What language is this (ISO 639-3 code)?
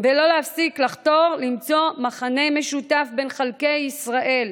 heb